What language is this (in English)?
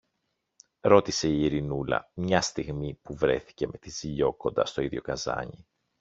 Greek